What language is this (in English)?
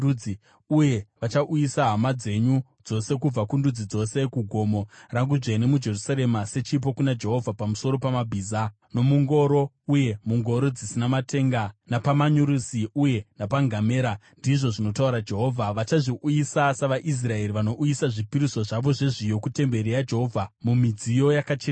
Shona